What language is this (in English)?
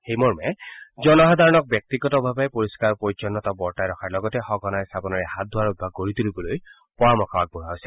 Assamese